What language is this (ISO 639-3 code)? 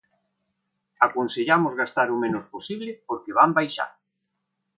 glg